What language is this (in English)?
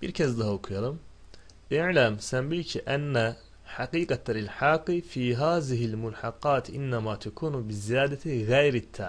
Turkish